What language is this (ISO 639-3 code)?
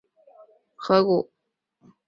zho